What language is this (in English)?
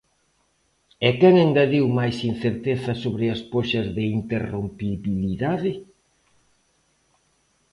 Galician